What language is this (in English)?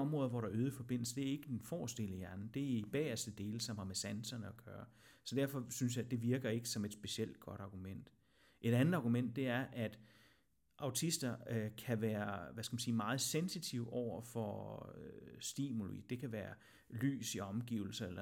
Danish